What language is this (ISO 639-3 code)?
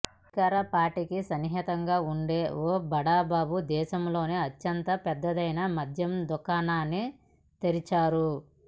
tel